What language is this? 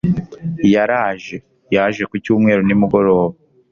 Kinyarwanda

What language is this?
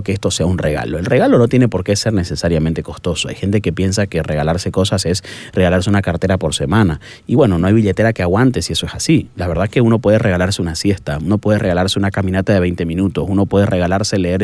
Spanish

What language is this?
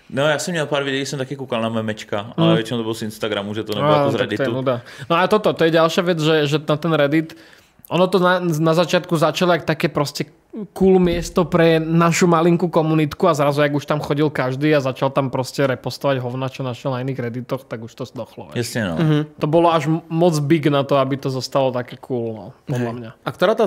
Czech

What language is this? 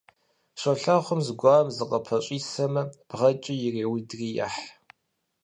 Kabardian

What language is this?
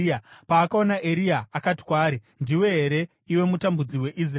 Shona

